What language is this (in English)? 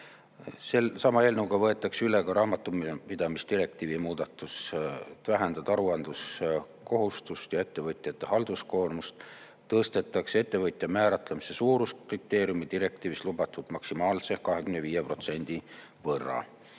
Estonian